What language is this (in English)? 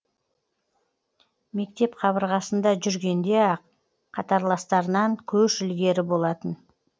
Kazakh